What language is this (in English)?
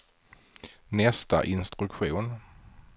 Swedish